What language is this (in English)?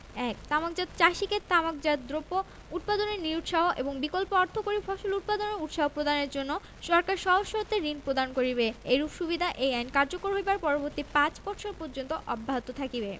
Bangla